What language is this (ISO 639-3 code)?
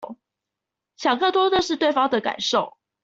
zho